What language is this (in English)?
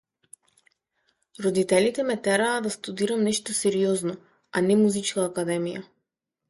Macedonian